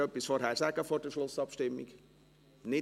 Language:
Swiss German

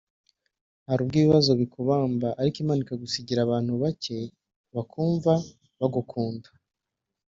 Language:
Kinyarwanda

